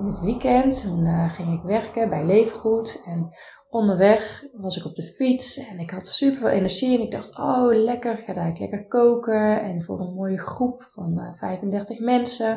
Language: Dutch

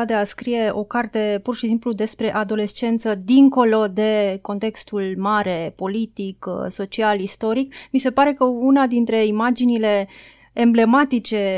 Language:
Romanian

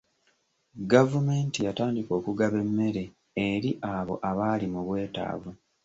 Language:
Ganda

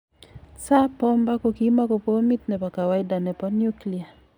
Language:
Kalenjin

